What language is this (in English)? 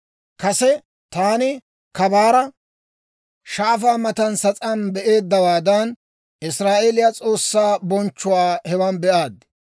Dawro